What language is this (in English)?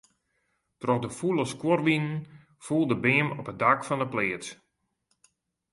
Western Frisian